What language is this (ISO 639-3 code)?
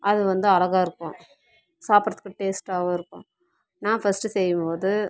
tam